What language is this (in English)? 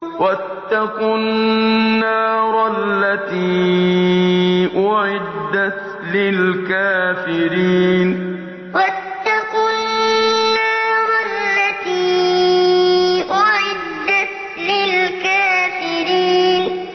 Arabic